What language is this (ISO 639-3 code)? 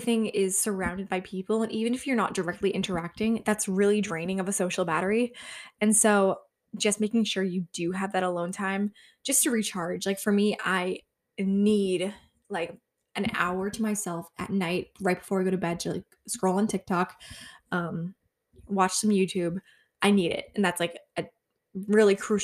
eng